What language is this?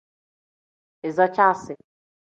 Tem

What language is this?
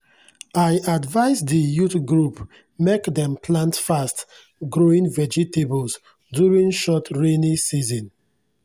Nigerian Pidgin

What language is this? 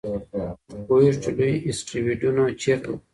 Pashto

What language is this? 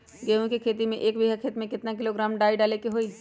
Magahi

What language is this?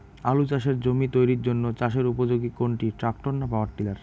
Bangla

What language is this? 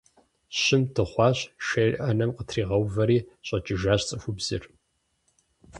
Kabardian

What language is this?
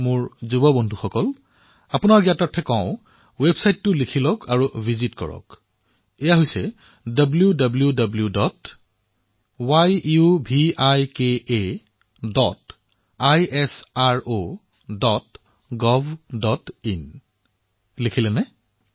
Assamese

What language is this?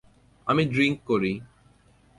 Bangla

